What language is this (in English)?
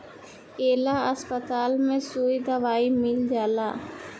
Bhojpuri